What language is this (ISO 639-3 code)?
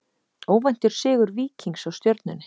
isl